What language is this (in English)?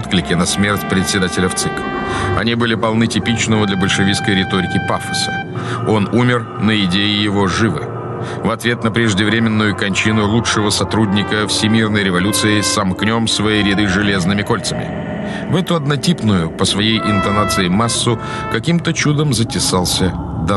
Russian